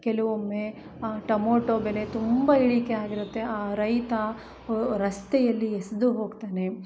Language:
Kannada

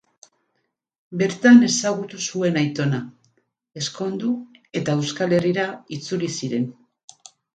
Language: Basque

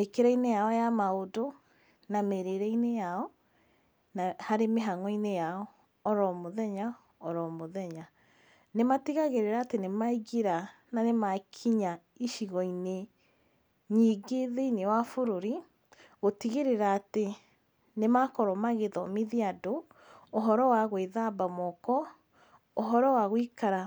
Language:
Kikuyu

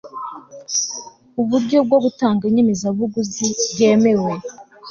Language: Kinyarwanda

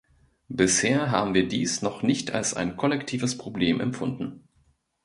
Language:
German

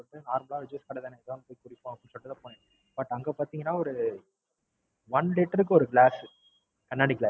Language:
Tamil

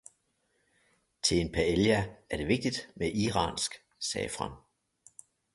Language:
Danish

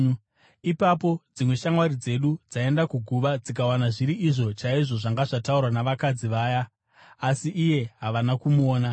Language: Shona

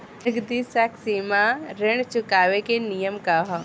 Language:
Bhojpuri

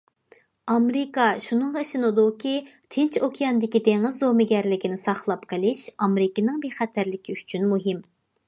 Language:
Uyghur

